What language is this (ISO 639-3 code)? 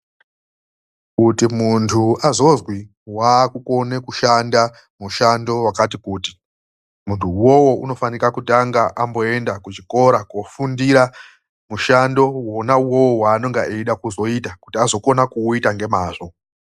ndc